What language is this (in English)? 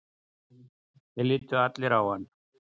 Icelandic